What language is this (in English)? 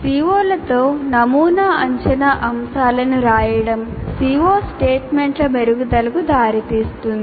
Telugu